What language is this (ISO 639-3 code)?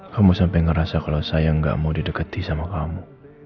ind